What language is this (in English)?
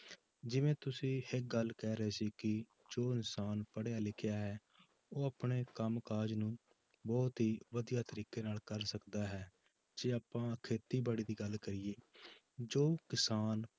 Punjabi